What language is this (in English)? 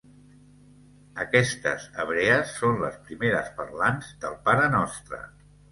Catalan